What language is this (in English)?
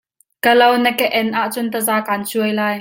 Hakha Chin